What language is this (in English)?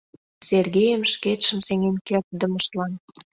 Mari